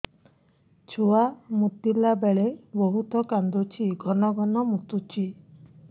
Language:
Odia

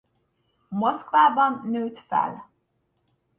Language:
Hungarian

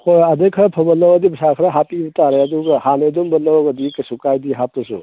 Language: Manipuri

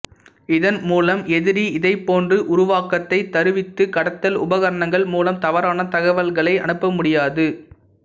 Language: Tamil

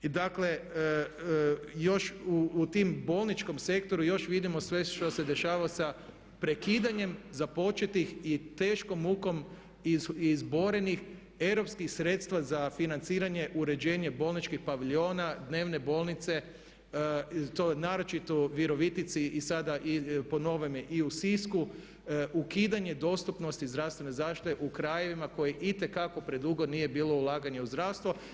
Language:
Croatian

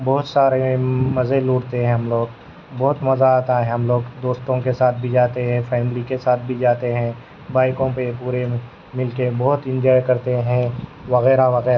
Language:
Urdu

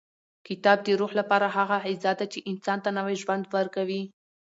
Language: Pashto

